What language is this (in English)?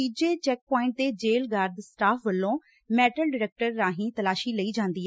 Punjabi